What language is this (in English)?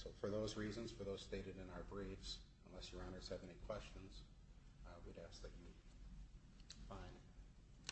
English